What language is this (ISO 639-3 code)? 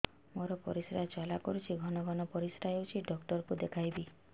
ori